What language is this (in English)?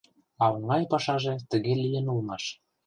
Mari